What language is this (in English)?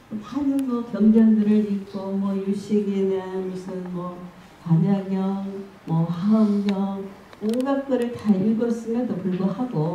Korean